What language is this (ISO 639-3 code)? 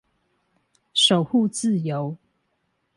zho